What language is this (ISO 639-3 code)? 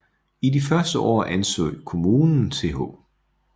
dan